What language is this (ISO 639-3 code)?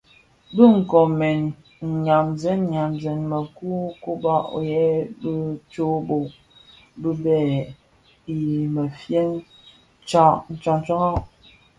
ksf